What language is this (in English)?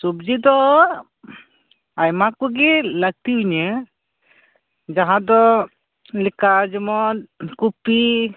Santali